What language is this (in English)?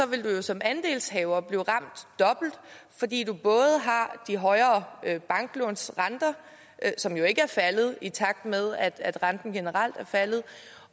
Danish